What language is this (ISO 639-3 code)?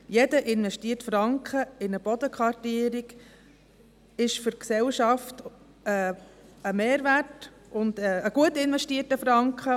gsw